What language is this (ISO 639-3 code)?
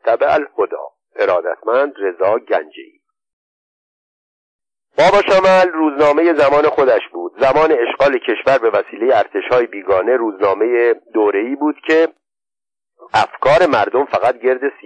fas